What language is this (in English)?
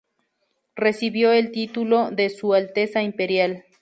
Spanish